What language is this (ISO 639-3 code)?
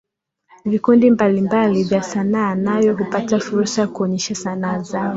swa